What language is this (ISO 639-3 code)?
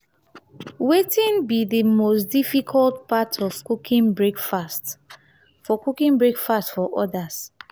pcm